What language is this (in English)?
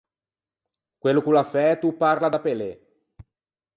Ligurian